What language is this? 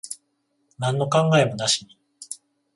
Japanese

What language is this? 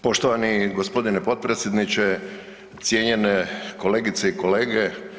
Croatian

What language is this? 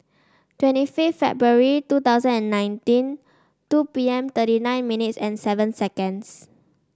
English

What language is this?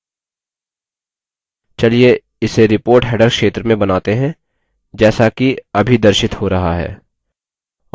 Hindi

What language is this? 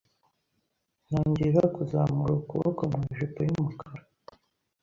Kinyarwanda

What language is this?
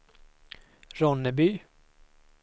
Swedish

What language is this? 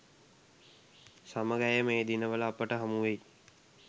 Sinhala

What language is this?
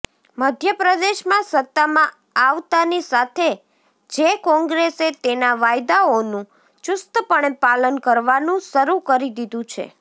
Gujarati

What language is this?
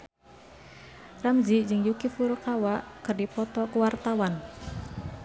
Sundanese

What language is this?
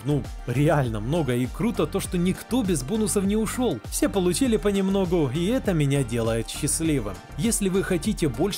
Russian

